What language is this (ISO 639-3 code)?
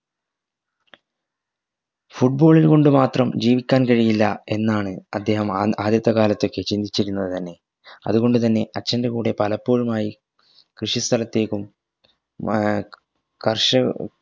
mal